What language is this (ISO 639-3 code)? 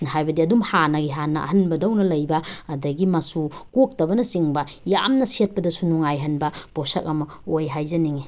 mni